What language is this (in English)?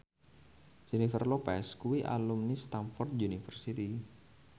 Javanese